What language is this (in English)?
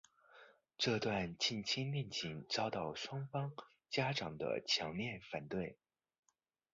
Chinese